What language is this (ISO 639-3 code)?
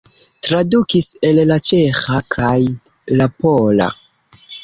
epo